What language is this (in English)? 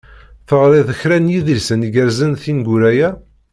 Kabyle